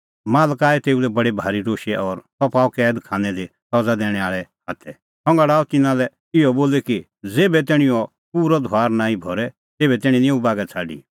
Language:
Kullu Pahari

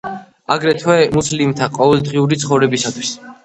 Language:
Georgian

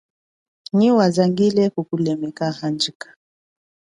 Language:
Chokwe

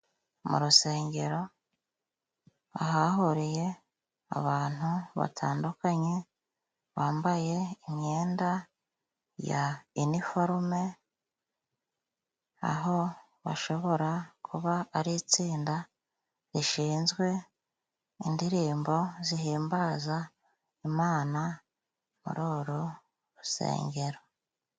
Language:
Kinyarwanda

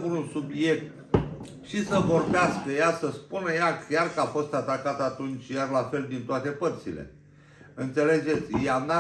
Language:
Romanian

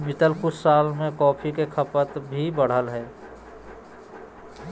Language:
Magahi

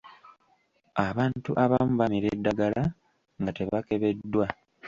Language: Ganda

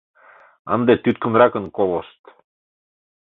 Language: Mari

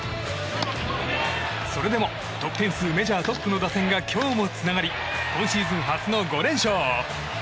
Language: Japanese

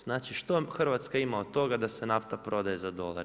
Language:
Croatian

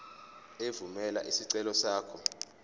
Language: Zulu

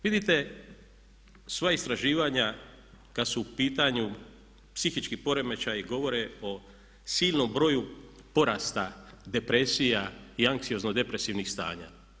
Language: Croatian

